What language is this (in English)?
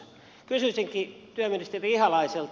Finnish